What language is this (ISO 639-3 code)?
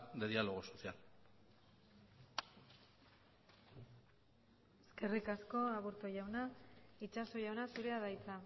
eus